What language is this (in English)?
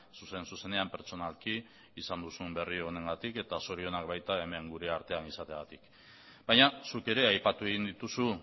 Basque